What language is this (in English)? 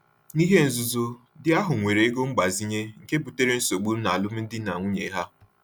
Igbo